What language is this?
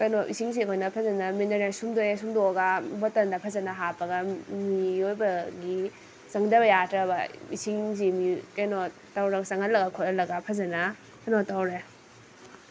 Manipuri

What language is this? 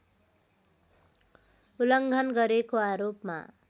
Nepali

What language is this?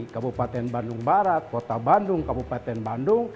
Indonesian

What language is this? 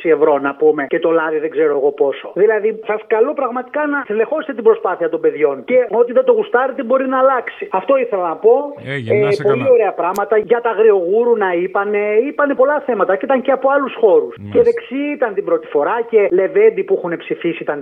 Greek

